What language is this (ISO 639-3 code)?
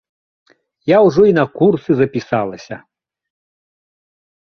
bel